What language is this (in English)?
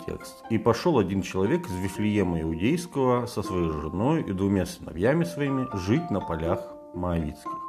Russian